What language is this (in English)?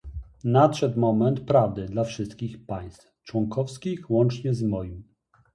Polish